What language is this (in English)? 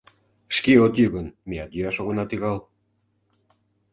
Mari